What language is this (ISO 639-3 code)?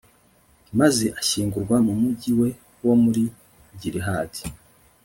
kin